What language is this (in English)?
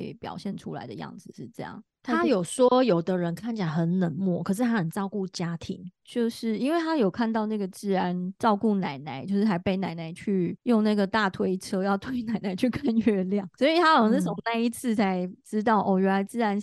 Chinese